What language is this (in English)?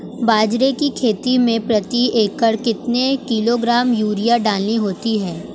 Hindi